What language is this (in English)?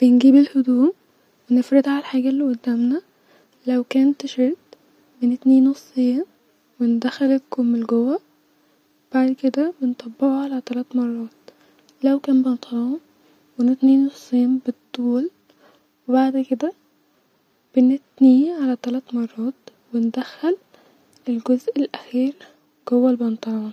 Egyptian Arabic